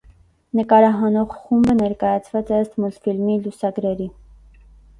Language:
Armenian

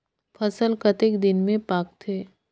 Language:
Chhattisgarhi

